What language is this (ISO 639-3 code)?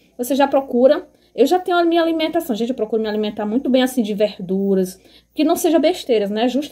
por